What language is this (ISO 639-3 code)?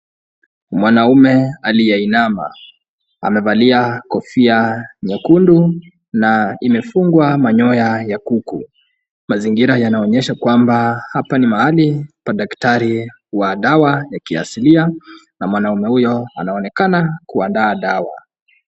swa